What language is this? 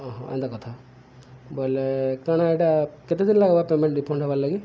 Odia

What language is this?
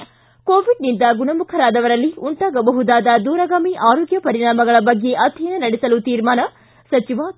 Kannada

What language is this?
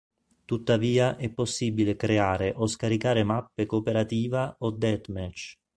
Italian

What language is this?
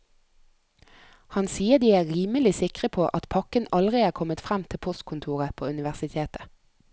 Norwegian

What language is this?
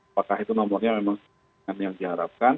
Indonesian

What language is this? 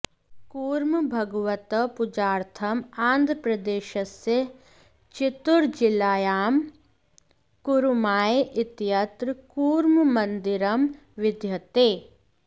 Sanskrit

